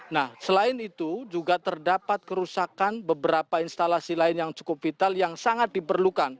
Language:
Indonesian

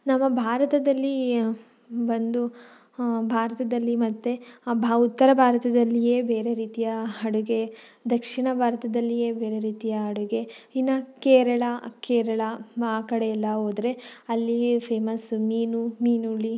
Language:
Kannada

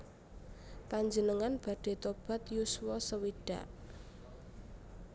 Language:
Javanese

